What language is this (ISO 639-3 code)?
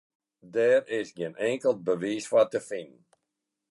fry